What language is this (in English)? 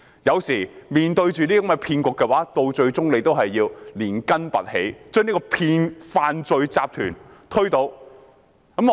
Cantonese